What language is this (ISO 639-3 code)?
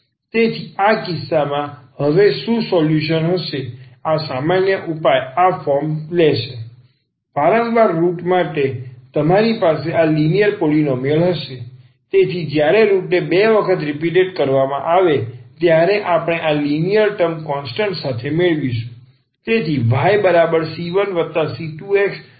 guj